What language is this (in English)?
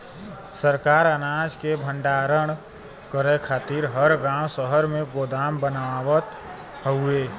Bhojpuri